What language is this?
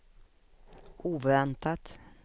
Swedish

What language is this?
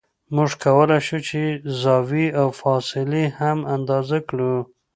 Pashto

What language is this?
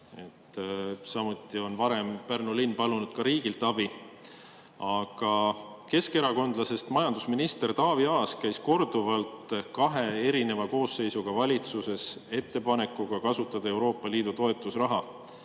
Estonian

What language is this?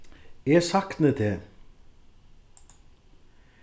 Faroese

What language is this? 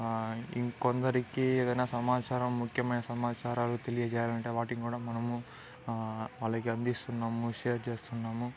Telugu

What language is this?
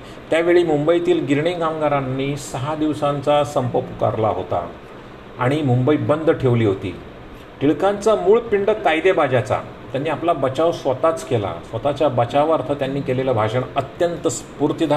Marathi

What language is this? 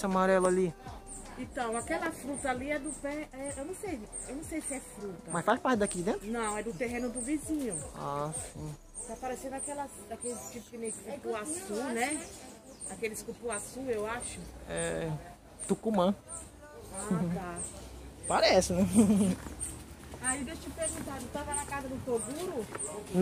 Portuguese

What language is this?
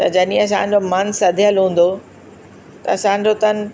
Sindhi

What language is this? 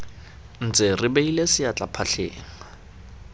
Tswana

